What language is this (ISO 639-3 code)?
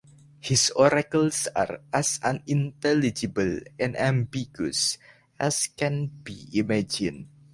eng